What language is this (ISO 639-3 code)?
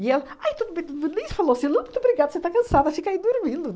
por